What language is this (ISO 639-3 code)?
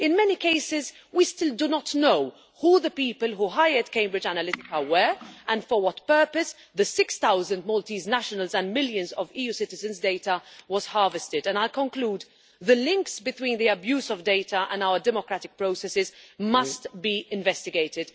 eng